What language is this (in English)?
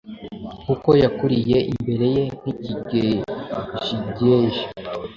Kinyarwanda